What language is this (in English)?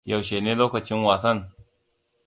Hausa